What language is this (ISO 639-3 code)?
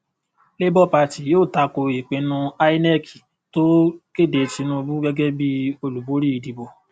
yor